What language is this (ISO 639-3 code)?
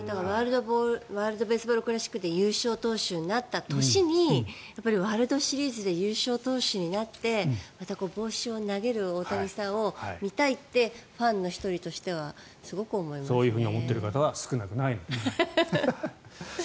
jpn